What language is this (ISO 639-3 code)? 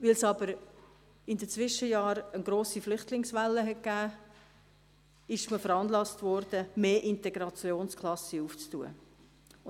gsw